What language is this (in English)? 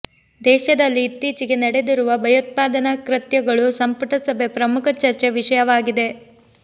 Kannada